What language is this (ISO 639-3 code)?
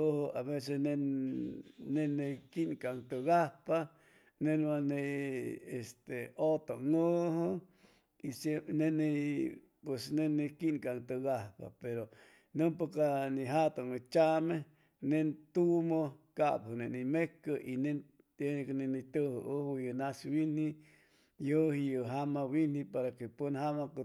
zoh